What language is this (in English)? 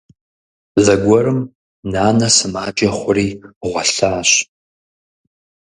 Kabardian